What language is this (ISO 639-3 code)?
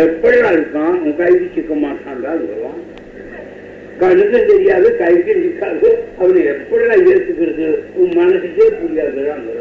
tam